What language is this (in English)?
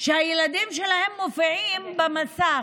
Hebrew